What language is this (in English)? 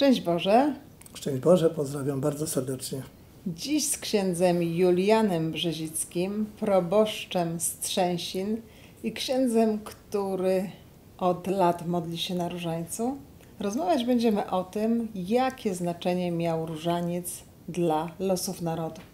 Polish